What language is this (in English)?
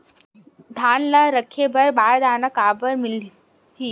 Chhattisgarhi